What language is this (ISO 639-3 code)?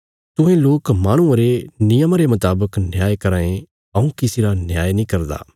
kfs